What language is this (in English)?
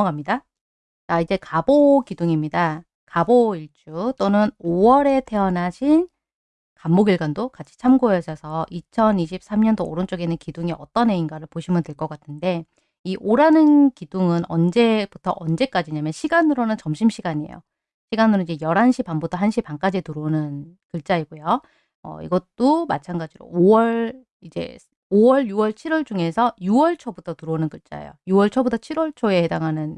Korean